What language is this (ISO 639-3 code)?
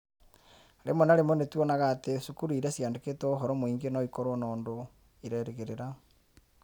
kik